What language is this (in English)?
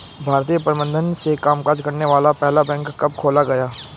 Hindi